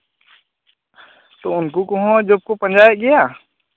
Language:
Santali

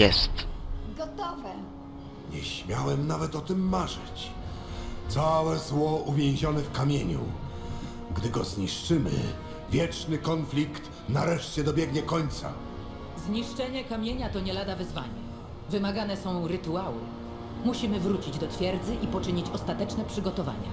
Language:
Polish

